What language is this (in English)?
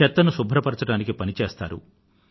Telugu